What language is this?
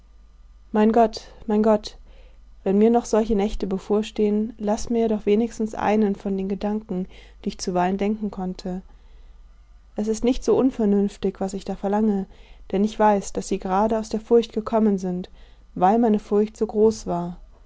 German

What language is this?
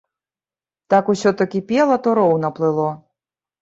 Belarusian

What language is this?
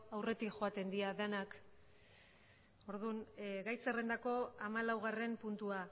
Basque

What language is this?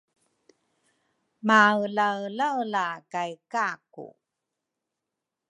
Rukai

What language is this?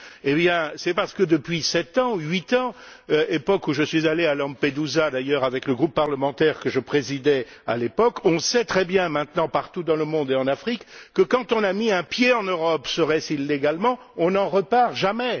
French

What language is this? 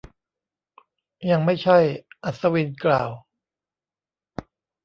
Thai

